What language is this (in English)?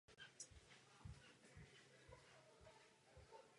Czech